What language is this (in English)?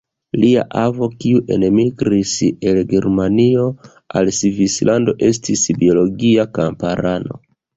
Esperanto